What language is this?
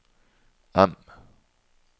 Norwegian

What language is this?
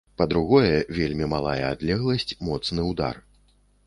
Belarusian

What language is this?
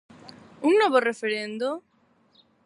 Galician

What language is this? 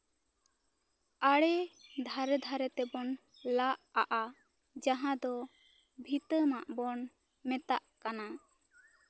Santali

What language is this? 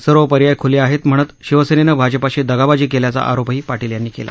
Marathi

